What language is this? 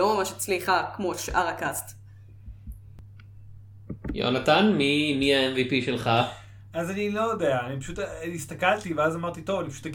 Hebrew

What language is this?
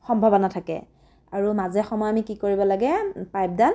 Assamese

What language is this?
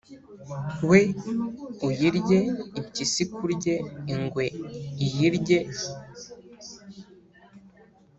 Kinyarwanda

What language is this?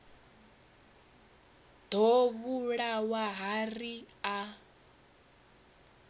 Venda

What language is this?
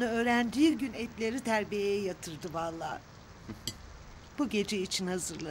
Turkish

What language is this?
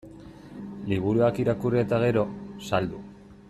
Basque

